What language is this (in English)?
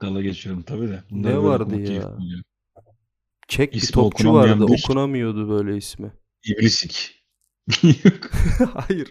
Turkish